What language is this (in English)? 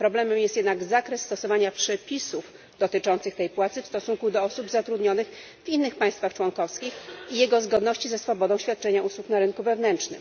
Polish